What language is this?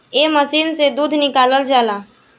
Bhojpuri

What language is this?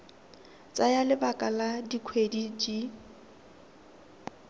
Tswana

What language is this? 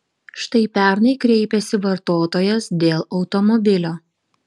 Lithuanian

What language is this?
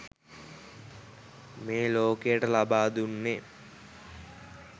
Sinhala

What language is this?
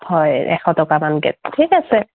Assamese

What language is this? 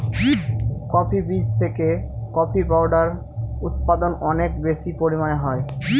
Bangla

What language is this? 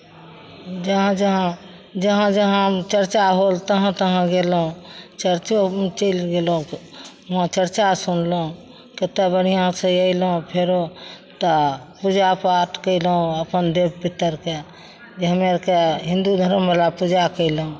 Maithili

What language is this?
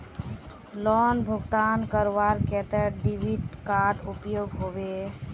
Magahi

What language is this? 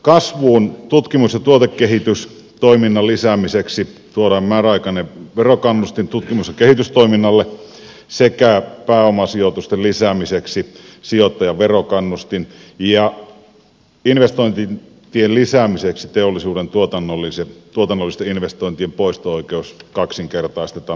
Finnish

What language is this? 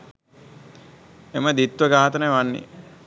Sinhala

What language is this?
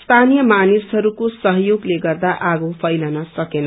Nepali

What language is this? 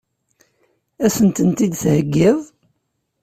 Kabyle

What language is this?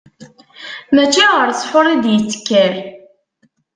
Kabyle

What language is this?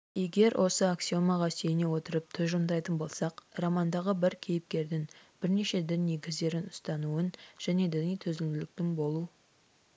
Kazakh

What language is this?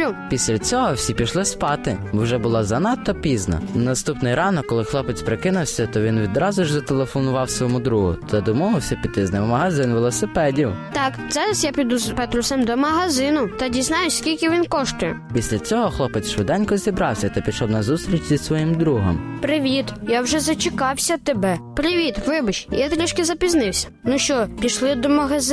Ukrainian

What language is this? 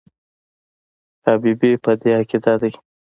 Pashto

